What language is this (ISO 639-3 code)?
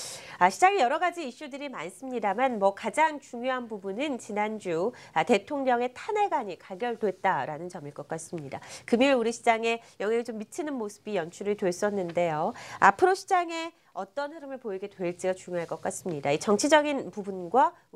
kor